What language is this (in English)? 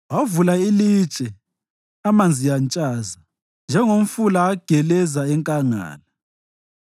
North Ndebele